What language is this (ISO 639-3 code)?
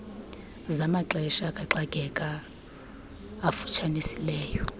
xho